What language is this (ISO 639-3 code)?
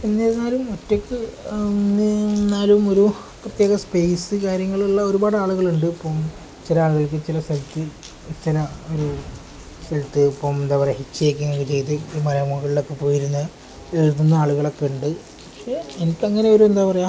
mal